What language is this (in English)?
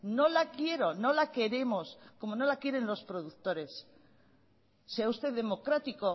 Spanish